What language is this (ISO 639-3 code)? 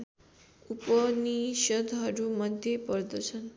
nep